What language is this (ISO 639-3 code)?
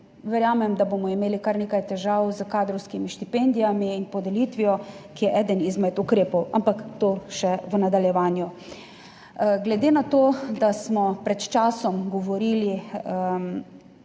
slv